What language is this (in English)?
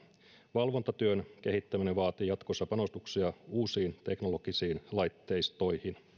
Finnish